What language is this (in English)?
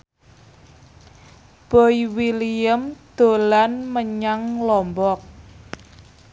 Javanese